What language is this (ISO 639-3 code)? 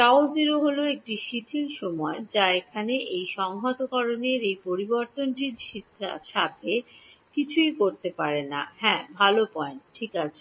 ben